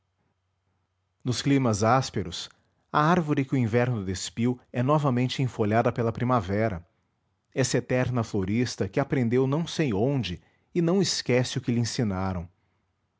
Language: Portuguese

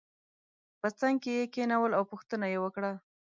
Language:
Pashto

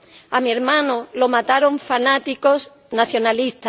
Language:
Spanish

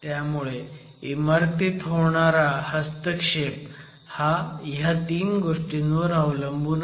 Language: Marathi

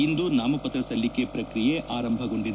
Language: Kannada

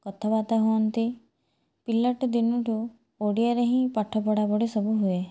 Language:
Odia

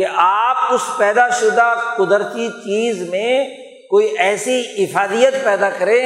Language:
Urdu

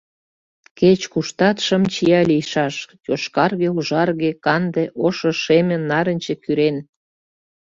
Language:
Mari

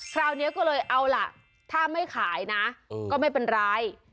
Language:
Thai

